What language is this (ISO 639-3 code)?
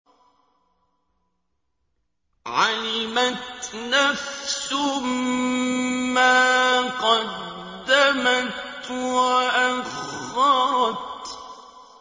ara